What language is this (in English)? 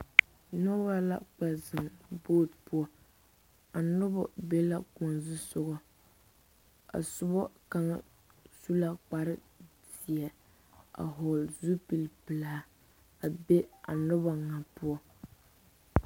Southern Dagaare